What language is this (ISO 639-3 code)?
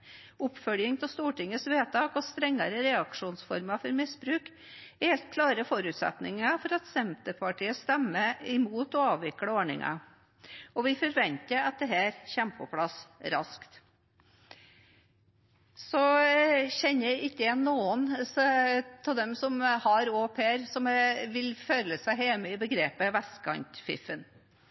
nob